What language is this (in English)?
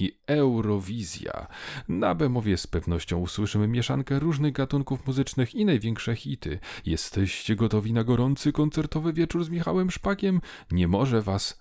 Polish